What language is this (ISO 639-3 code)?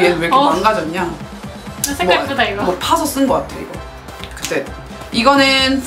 kor